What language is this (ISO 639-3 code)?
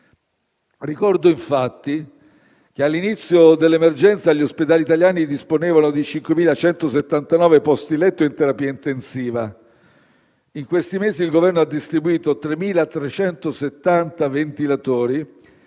ita